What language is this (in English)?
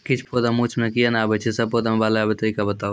Maithili